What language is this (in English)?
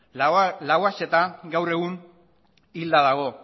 Basque